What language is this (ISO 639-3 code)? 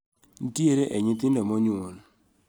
luo